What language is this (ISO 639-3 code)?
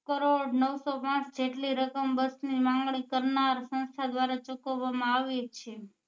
guj